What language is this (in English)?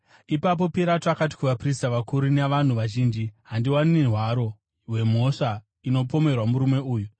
Shona